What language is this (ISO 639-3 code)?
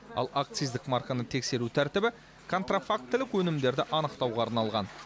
kaz